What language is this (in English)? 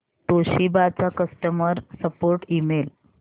Marathi